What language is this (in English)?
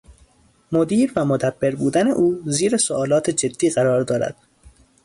Persian